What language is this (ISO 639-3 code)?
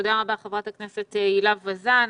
heb